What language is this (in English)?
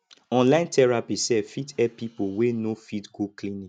Nigerian Pidgin